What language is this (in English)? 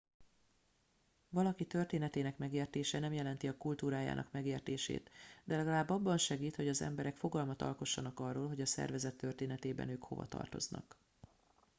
Hungarian